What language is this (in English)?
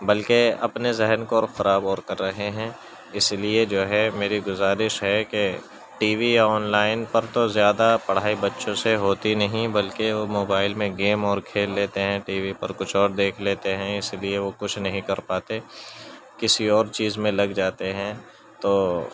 Urdu